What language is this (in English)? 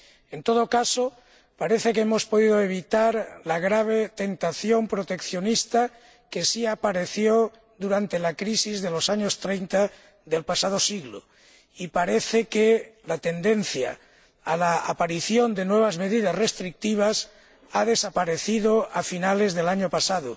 Spanish